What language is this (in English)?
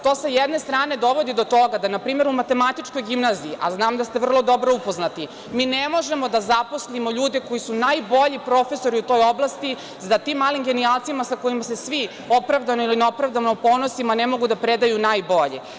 Serbian